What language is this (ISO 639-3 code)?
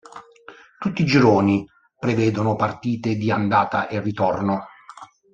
ita